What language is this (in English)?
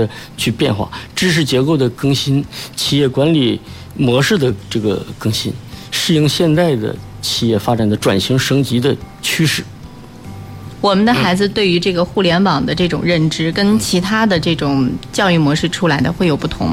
Chinese